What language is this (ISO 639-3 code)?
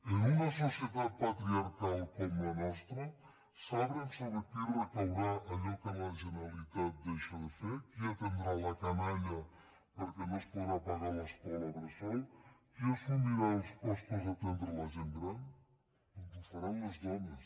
cat